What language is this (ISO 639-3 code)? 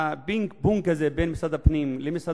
heb